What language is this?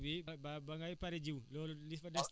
Wolof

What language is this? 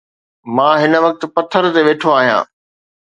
Sindhi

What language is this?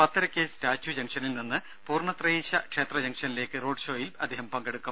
Malayalam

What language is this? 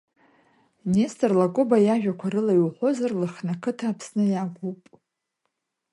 Abkhazian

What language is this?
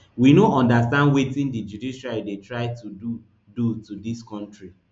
Nigerian Pidgin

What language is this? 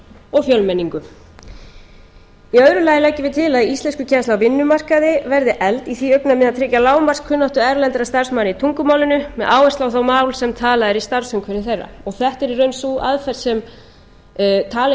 Icelandic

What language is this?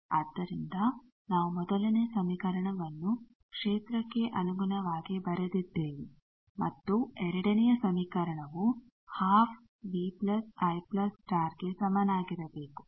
Kannada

